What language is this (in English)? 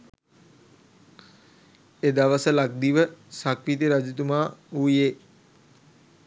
Sinhala